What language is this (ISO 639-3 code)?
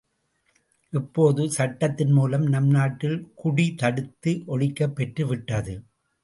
tam